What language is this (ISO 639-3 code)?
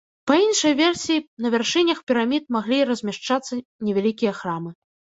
bel